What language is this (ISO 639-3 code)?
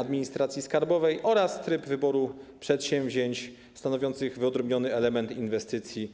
pol